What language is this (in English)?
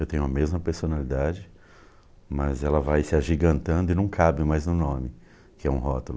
Portuguese